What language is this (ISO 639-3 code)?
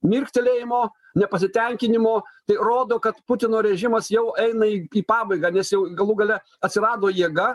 lit